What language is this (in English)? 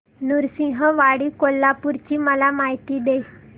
Marathi